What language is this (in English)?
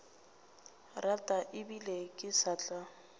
Northern Sotho